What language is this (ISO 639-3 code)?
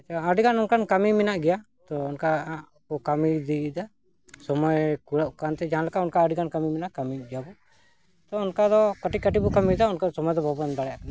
sat